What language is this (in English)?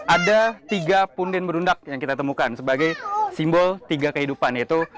Indonesian